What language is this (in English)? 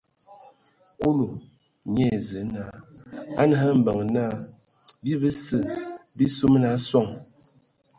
Ewondo